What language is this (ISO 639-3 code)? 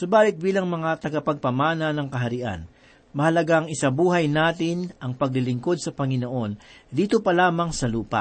fil